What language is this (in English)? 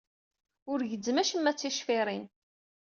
Kabyle